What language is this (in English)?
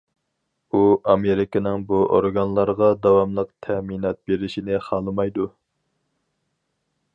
Uyghur